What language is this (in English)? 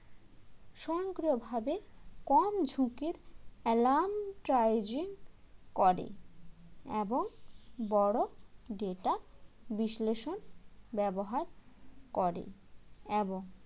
Bangla